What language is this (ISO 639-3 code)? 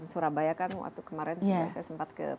ind